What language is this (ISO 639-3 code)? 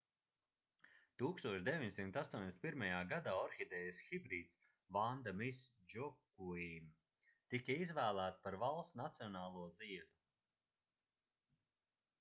lav